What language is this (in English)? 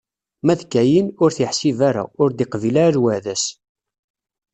Kabyle